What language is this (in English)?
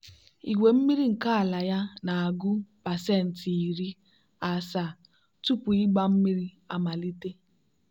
Igbo